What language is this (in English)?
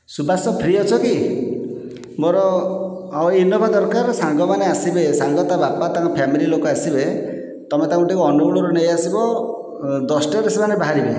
Odia